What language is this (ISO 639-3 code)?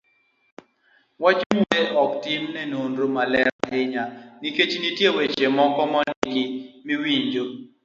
luo